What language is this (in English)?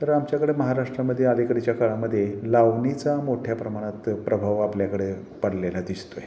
Marathi